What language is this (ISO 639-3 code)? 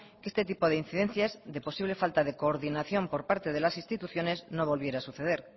spa